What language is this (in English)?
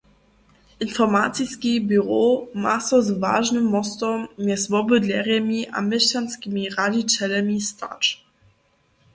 Upper Sorbian